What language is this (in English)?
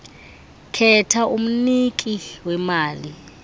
Xhosa